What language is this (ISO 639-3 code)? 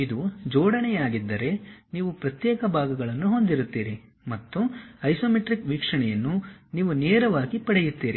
kan